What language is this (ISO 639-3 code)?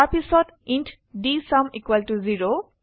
asm